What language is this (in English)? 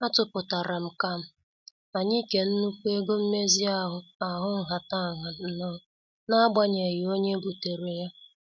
Igbo